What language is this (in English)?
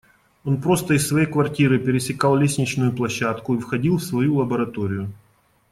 Russian